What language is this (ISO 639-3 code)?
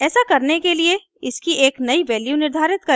hin